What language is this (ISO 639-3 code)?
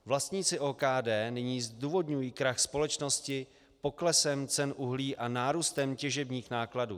ces